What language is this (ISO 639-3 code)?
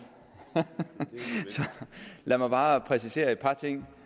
dan